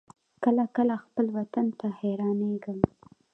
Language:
Pashto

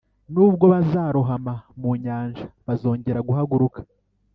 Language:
Kinyarwanda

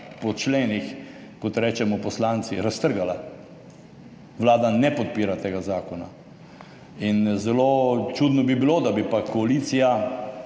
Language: Slovenian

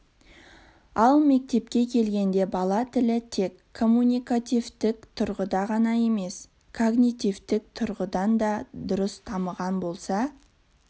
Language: Kazakh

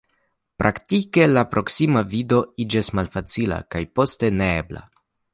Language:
Esperanto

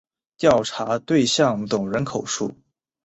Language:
Chinese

